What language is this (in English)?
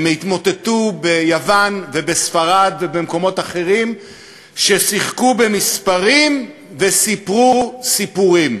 Hebrew